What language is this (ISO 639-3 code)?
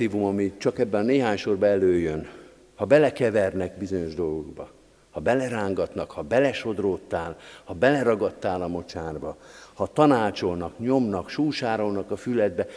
hun